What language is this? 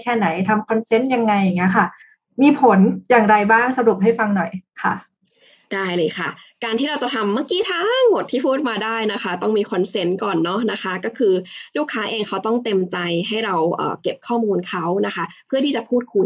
Thai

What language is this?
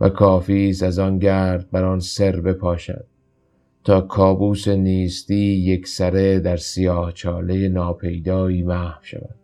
Persian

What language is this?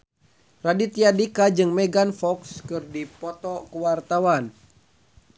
Sundanese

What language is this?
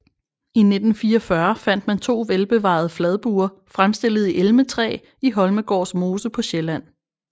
Danish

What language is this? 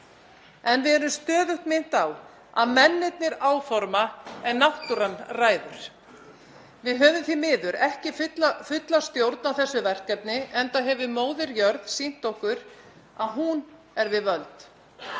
Icelandic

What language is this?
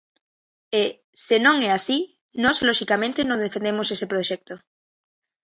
Galician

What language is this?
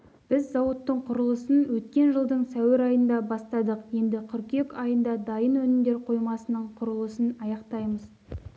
Kazakh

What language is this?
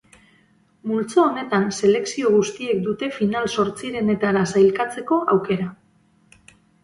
Basque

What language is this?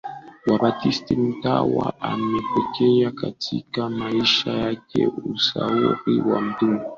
Swahili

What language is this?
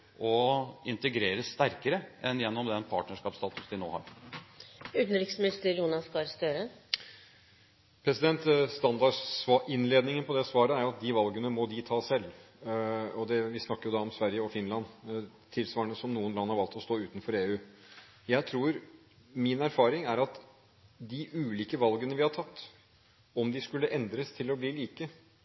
Norwegian Bokmål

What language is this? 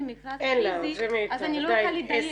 Hebrew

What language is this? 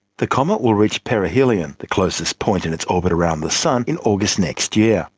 English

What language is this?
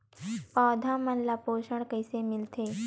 Chhattisgarhi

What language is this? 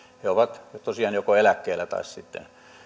Finnish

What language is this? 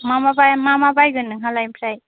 Bodo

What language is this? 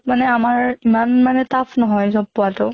Assamese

